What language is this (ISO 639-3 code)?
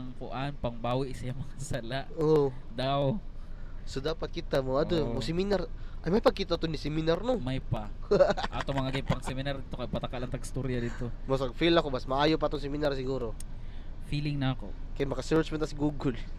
fil